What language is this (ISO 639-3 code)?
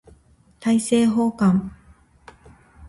jpn